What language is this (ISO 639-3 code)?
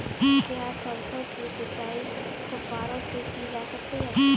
hin